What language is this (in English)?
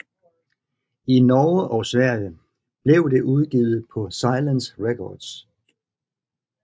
Danish